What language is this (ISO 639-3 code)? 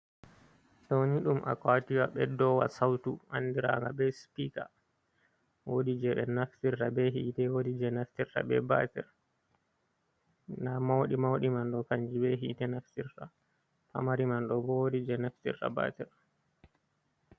ful